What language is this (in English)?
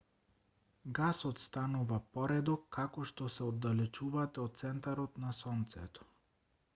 Macedonian